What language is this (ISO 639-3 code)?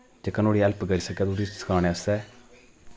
doi